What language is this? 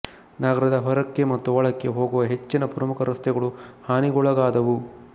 Kannada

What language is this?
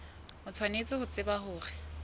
Southern Sotho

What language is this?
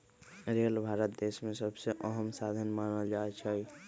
Magahi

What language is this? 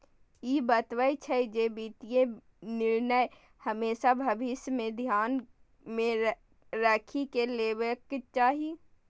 Maithili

